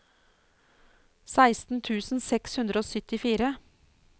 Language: Norwegian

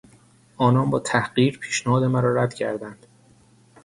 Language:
Persian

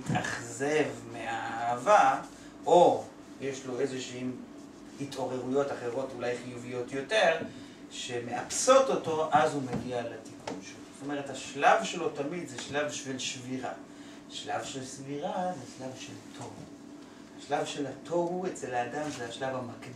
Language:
Hebrew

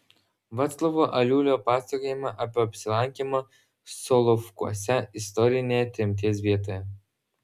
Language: Lithuanian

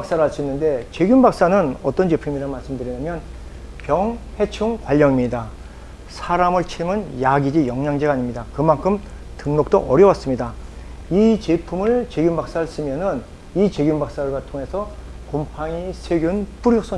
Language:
Korean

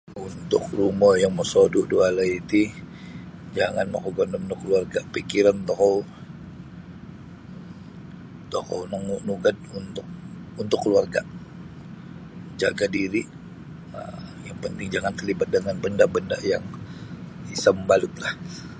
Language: Sabah Bisaya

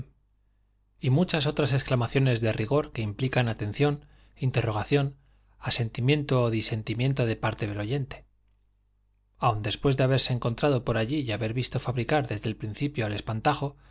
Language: Spanish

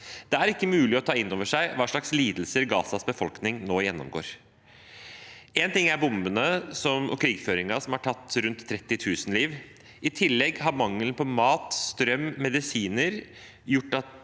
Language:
Norwegian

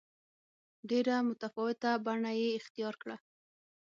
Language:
Pashto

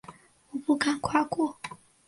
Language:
Chinese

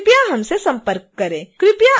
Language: Hindi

